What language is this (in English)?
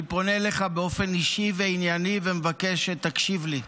Hebrew